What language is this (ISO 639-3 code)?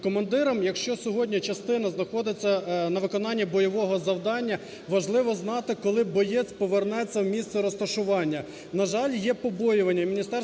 ukr